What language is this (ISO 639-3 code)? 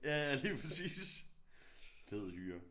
dan